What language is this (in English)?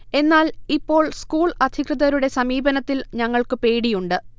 Malayalam